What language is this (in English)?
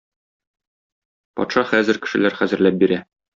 Tatar